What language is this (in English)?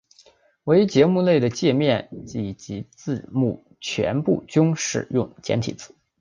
Chinese